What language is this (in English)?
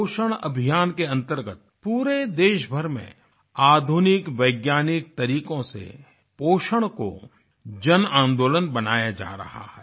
Hindi